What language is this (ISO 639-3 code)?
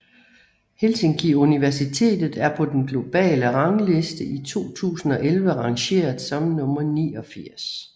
dan